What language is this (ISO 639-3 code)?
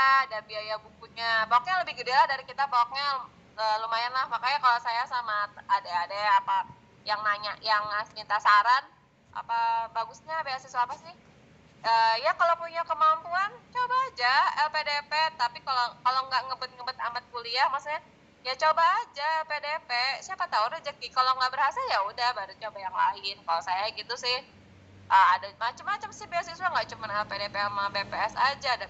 ind